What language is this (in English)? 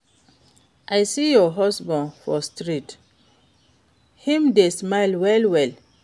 Nigerian Pidgin